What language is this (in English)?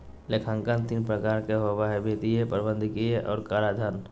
Magahi